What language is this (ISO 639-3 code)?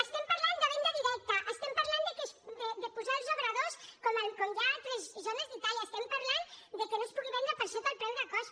cat